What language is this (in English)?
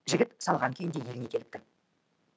Kazakh